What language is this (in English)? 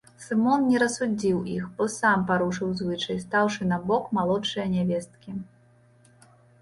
Belarusian